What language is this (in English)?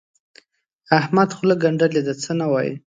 Pashto